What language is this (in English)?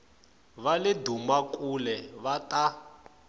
Tsonga